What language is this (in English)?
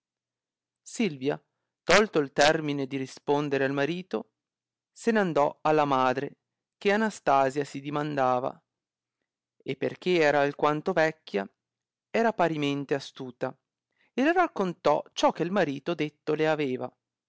Italian